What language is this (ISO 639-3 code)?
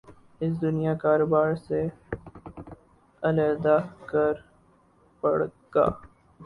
urd